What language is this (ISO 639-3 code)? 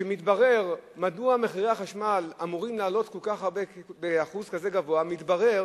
heb